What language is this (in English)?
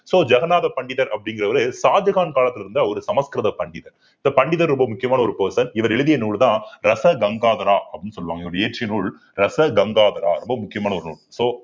Tamil